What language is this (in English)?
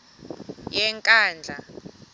Xhosa